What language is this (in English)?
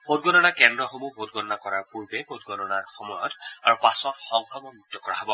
Assamese